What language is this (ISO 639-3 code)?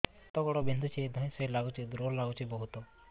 ori